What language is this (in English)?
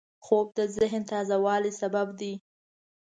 Pashto